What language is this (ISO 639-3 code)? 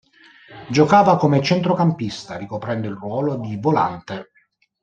ita